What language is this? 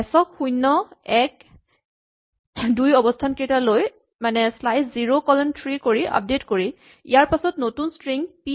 Assamese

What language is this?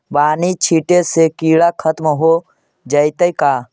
Magahi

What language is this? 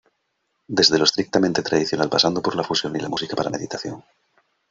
Spanish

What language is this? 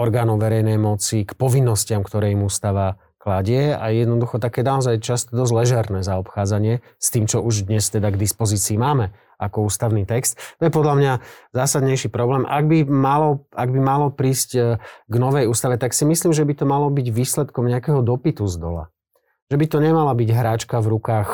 Slovak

